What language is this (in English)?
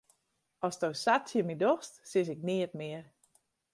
Western Frisian